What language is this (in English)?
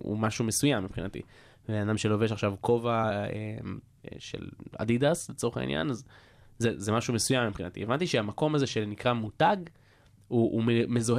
Hebrew